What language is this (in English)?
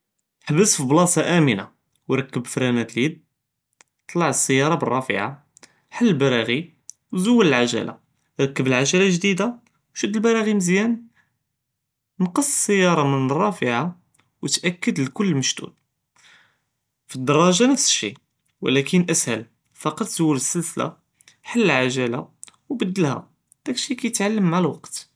Judeo-Arabic